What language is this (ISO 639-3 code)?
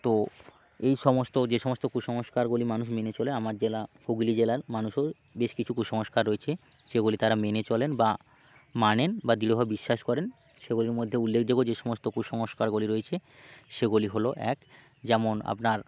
ben